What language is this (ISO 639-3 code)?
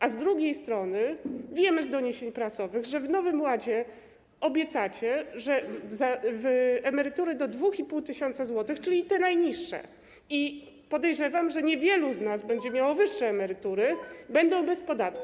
pol